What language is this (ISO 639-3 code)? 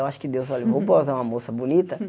por